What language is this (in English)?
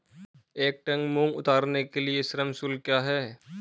Hindi